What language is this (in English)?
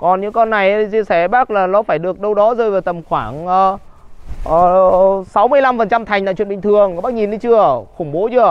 Vietnamese